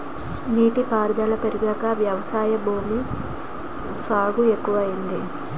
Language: Telugu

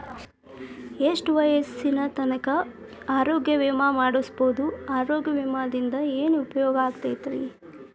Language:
Kannada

